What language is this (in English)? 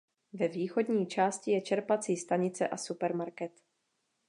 Czech